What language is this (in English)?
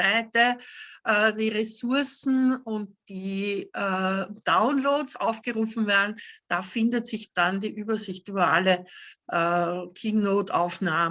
German